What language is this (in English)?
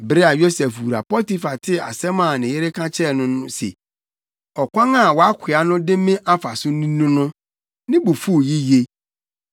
Akan